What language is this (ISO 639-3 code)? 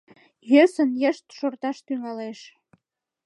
chm